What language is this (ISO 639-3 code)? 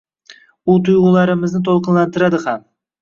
uzb